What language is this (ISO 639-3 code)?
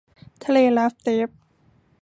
tha